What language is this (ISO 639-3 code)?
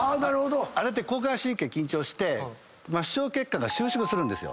jpn